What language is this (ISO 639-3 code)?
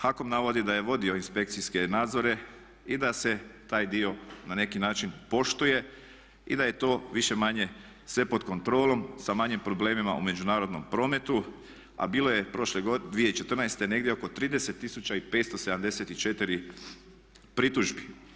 hrv